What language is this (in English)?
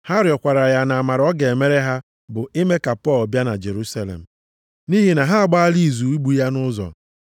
Igbo